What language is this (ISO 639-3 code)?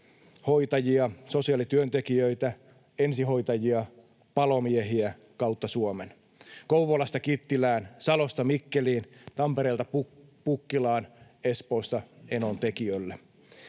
fin